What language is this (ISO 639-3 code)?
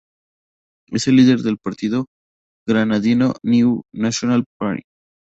spa